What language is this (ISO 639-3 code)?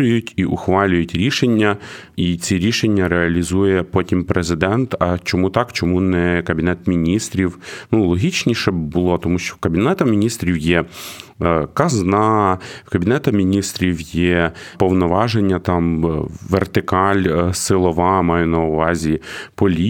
ukr